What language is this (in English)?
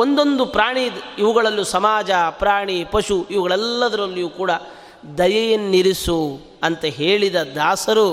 Kannada